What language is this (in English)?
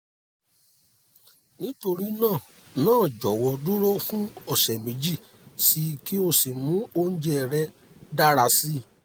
Yoruba